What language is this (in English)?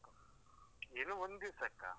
Kannada